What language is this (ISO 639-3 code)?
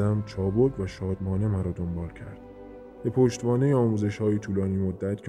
fas